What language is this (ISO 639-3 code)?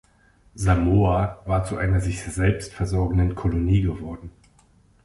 deu